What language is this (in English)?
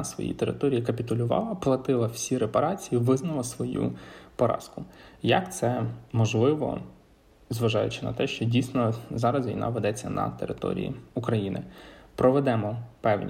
Ukrainian